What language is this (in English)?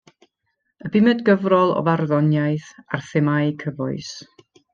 Welsh